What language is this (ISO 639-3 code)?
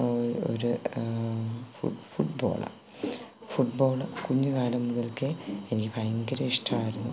mal